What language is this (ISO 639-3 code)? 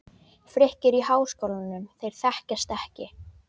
isl